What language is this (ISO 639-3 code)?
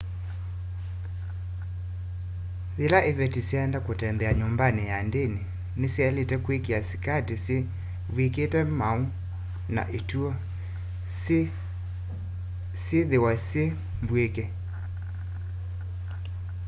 kam